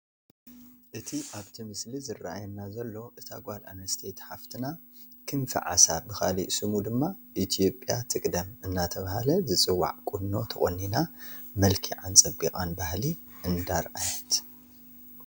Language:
Tigrinya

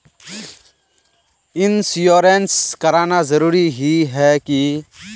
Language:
Magahi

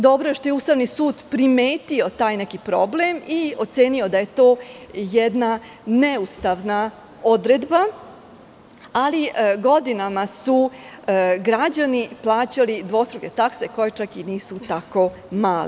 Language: Serbian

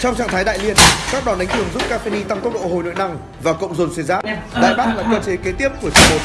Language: Vietnamese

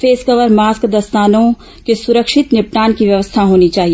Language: Hindi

